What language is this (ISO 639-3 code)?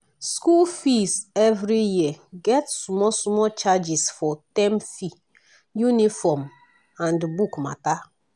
pcm